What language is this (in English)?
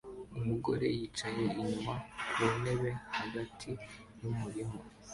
Kinyarwanda